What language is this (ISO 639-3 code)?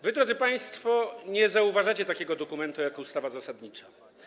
pol